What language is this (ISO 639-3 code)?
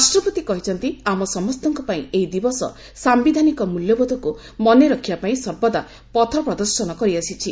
ori